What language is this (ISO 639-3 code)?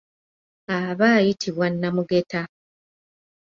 lug